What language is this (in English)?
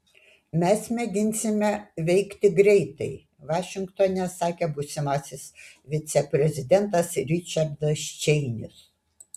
Lithuanian